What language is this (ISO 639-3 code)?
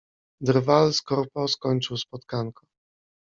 pol